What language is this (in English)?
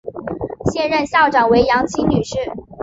Chinese